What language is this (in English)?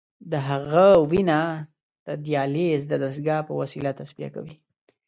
Pashto